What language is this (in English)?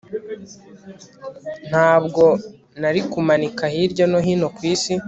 Kinyarwanda